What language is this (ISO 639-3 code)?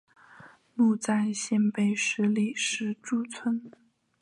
zho